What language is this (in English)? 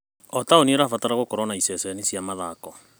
Kikuyu